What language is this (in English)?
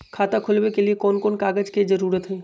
Magahi